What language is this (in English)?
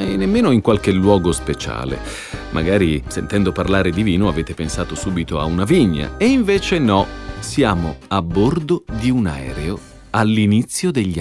Italian